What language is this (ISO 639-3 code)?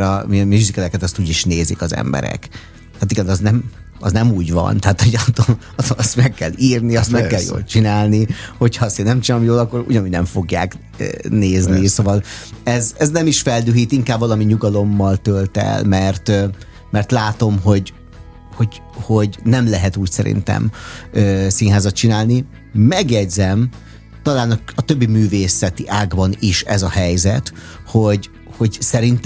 hun